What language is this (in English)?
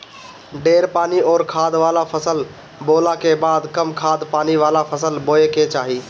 Bhojpuri